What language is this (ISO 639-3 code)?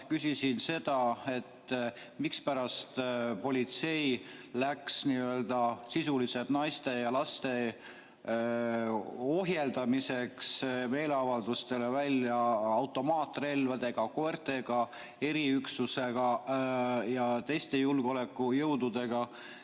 est